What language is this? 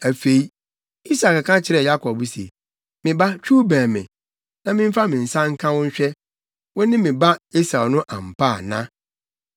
Akan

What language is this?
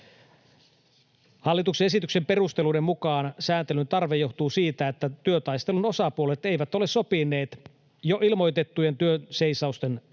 Finnish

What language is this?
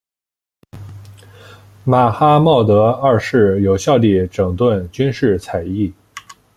Chinese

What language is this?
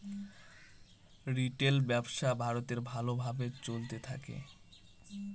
Bangla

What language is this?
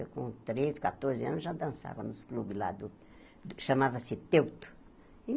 Portuguese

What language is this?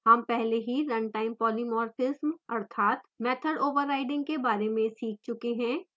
Hindi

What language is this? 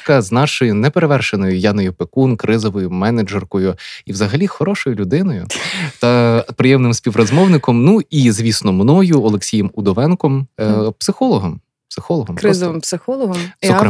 Ukrainian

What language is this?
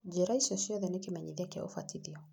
Kikuyu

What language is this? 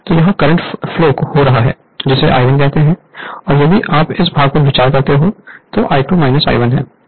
Hindi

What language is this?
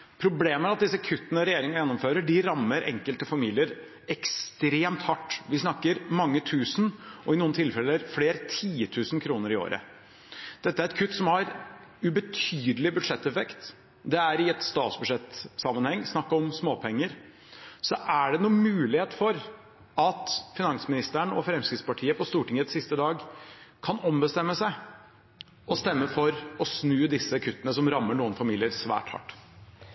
Norwegian Bokmål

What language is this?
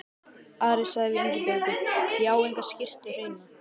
Icelandic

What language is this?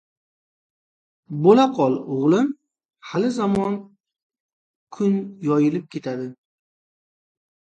Uzbek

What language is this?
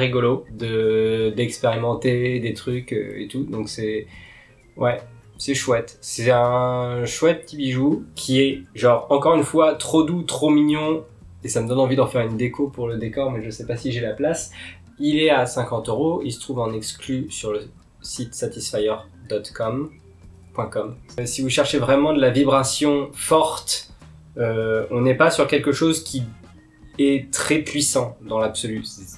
French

